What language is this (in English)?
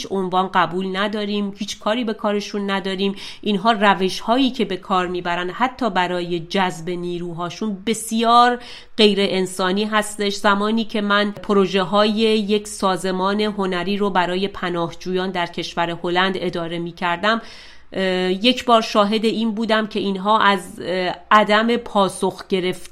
Persian